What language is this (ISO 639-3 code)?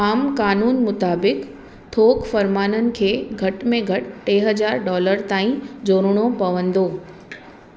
snd